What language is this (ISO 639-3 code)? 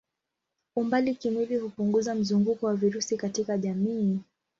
swa